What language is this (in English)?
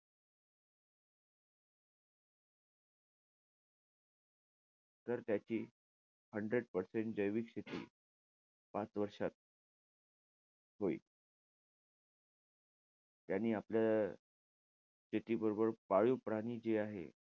Marathi